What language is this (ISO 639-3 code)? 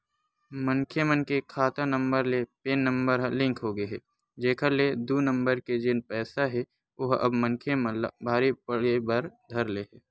hne